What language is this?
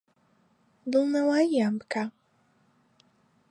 Central Kurdish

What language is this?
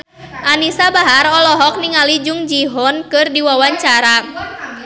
Sundanese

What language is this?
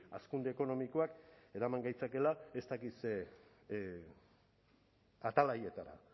Basque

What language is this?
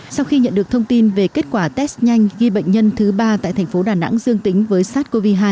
Vietnamese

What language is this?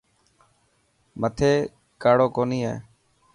Dhatki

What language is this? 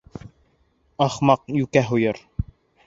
Bashkir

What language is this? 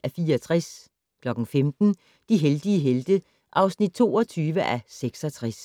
Danish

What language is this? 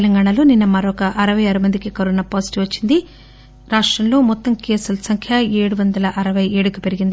Telugu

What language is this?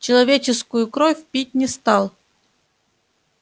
Russian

